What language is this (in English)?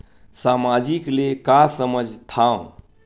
Chhattisgarhi